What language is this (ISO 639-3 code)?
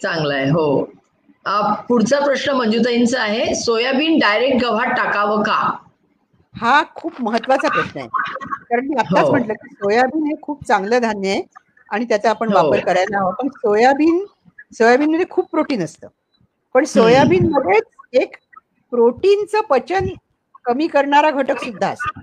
mar